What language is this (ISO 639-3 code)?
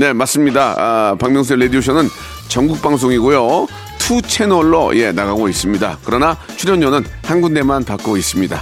kor